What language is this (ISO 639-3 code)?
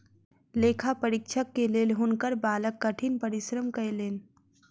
mai